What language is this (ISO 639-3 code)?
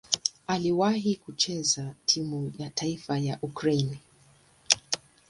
swa